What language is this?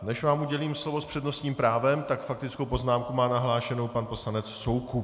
Czech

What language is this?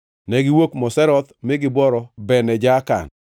Luo (Kenya and Tanzania)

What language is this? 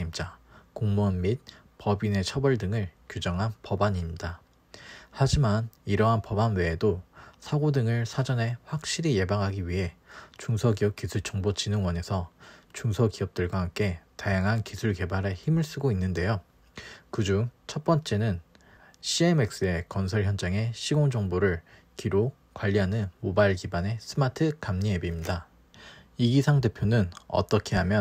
Korean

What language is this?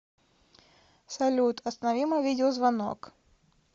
Russian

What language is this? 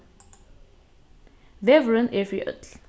Faroese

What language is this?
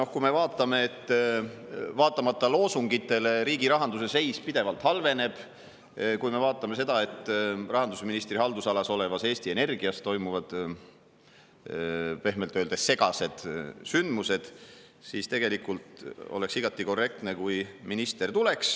Estonian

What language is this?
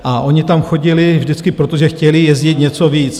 Czech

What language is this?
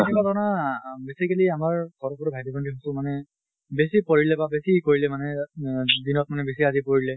Assamese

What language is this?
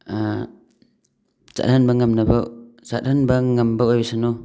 Manipuri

